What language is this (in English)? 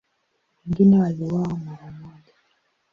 Swahili